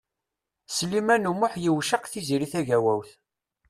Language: Kabyle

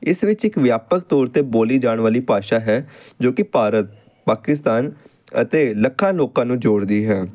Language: Punjabi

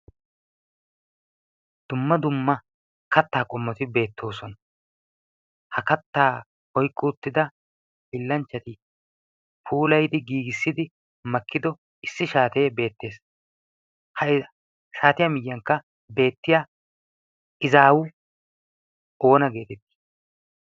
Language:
Wolaytta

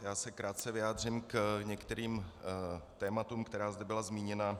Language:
Czech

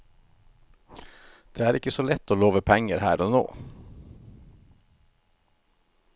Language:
Norwegian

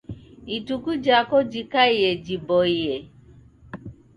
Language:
Taita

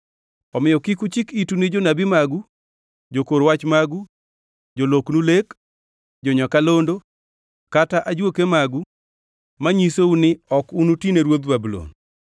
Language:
Luo (Kenya and Tanzania)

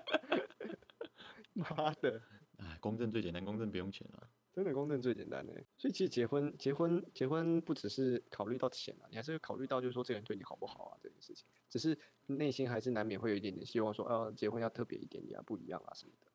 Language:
Chinese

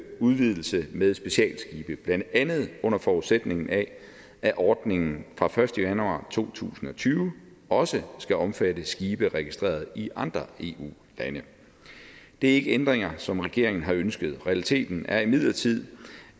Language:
Danish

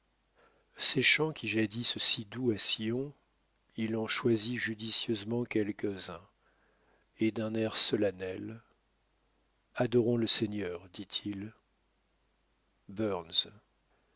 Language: French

